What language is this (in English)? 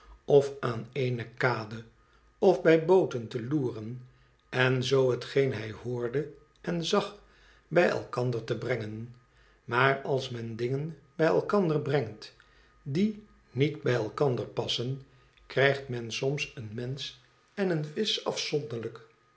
Dutch